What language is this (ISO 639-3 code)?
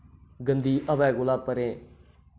doi